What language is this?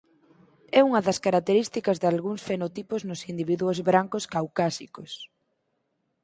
Galician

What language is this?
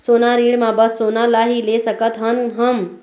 Chhattisgarhi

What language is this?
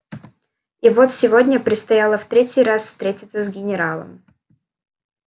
Russian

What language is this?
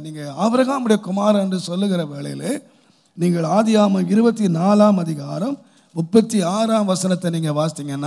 Arabic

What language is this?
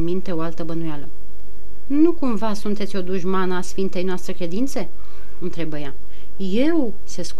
Romanian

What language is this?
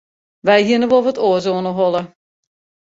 Western Frisian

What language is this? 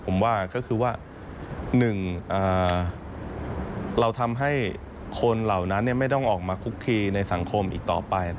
Thai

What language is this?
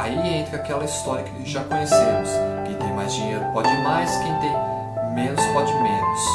Portuguese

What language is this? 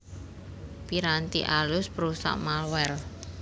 Javanese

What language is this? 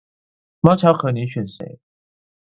Chinese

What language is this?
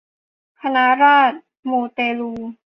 Thai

